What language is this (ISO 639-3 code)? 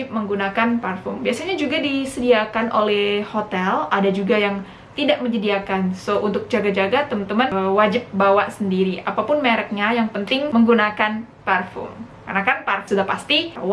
ind